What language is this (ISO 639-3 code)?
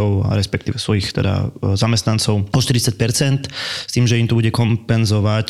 slk